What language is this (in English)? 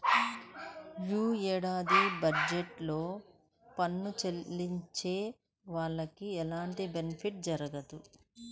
Telugu